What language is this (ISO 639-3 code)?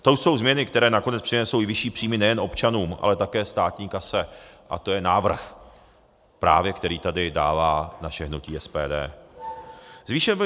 ces